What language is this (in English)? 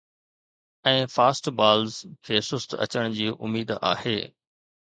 Sindhi